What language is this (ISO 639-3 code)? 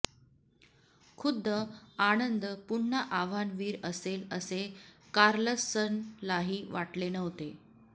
mar